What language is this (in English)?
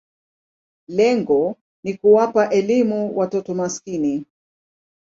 Swahili